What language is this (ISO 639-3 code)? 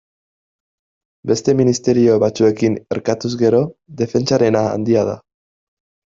eus